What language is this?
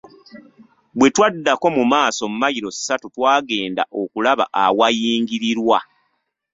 Ganda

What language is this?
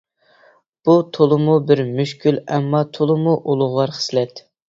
Uyghur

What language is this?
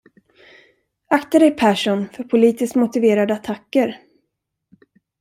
Swedish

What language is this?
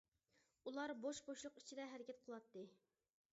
Uyghur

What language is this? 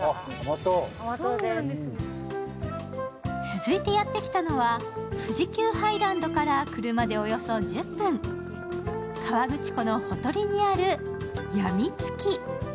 Japanese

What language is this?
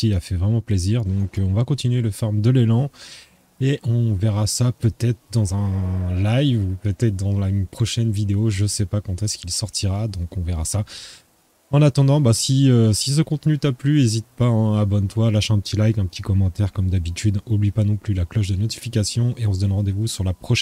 French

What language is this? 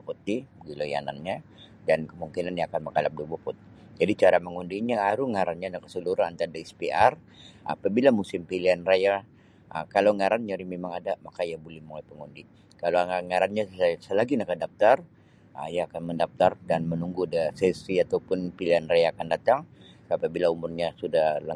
Sabah Bisaya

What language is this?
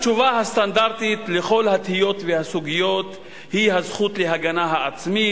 Hebrew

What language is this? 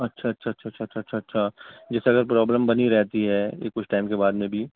Urdu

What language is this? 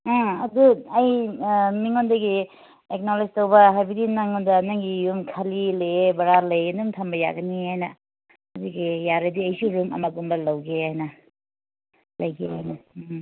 Manipuri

